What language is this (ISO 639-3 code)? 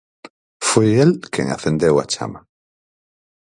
glg